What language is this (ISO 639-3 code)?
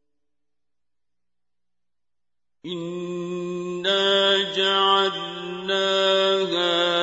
ara